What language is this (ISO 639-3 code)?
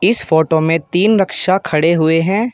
hin